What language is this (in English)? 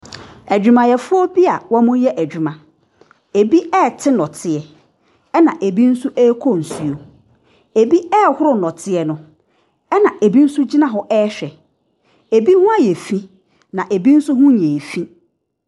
Akan